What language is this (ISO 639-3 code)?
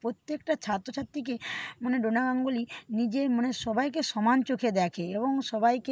ben